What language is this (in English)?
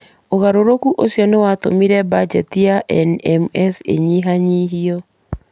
Kikuyu